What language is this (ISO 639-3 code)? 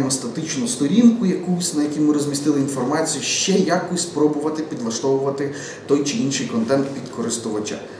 ukr